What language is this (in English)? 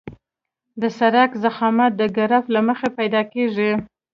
Pashto